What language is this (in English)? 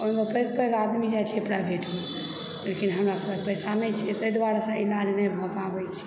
Maithili